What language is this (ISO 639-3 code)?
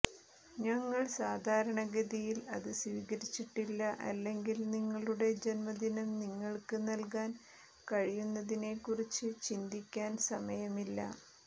mal